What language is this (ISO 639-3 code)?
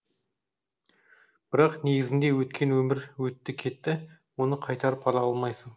kaz